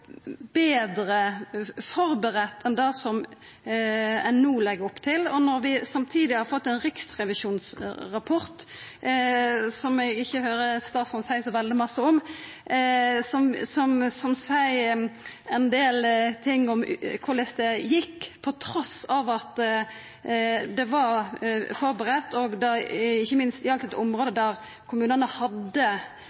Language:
Norwegian Nynorsk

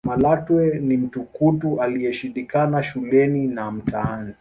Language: Swahili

